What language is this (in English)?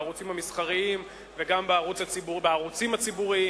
Hebrew